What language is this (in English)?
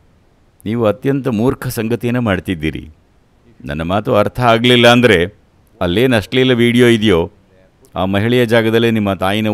Kannada